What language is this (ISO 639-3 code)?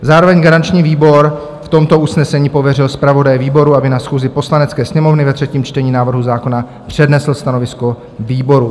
ces